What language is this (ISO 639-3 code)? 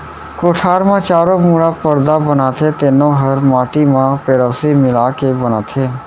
hne